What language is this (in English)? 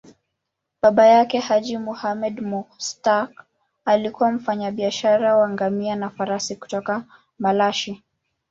Swahili